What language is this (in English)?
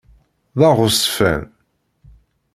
Kabyle